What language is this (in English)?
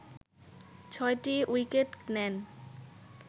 Bangla